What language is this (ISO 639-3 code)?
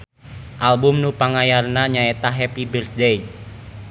sun